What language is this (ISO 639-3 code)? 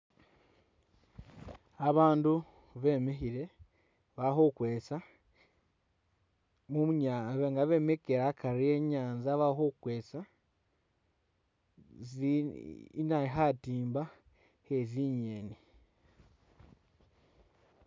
myx